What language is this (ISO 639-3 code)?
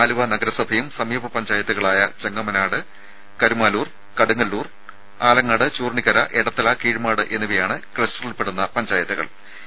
mal